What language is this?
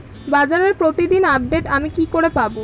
Bangla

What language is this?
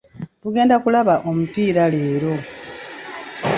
Ganda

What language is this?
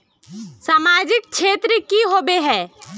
Magahi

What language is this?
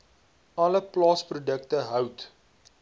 Afrikaans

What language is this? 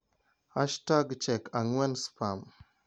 Luo (Kenya and Tanzania)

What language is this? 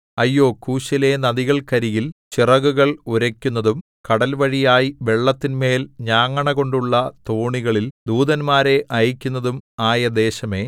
Malayalam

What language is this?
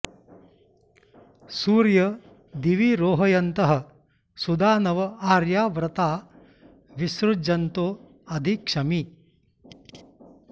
Sanskrit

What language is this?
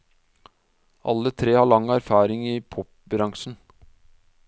Norwegian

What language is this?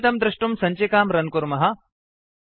Sanskrit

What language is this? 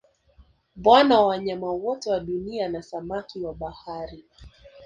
Swahili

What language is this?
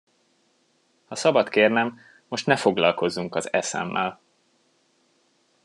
Hungarian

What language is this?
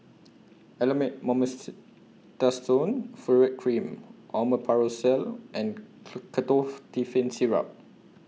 English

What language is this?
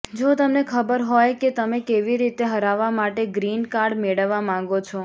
Gujarati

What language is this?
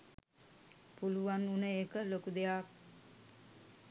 Sinhala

